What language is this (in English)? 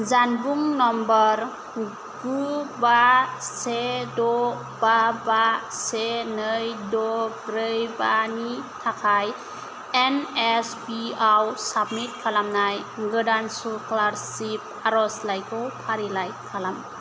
Bodo